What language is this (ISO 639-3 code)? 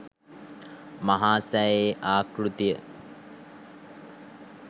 sin